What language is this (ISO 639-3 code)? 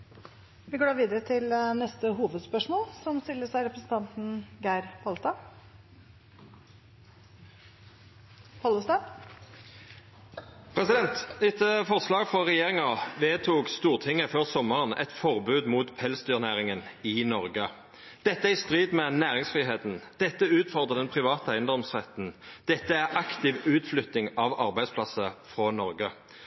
nno